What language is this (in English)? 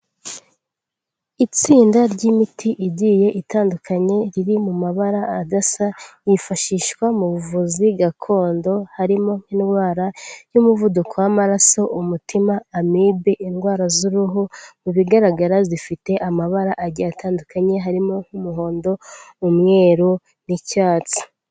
Kinyarwanda